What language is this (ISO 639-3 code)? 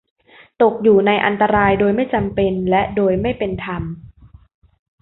tha